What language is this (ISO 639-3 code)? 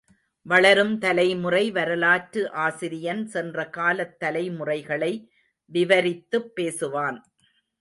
tam